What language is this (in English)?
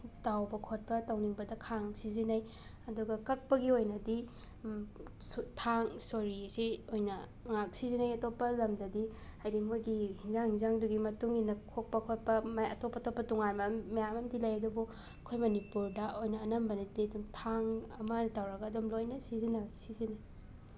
Manipuri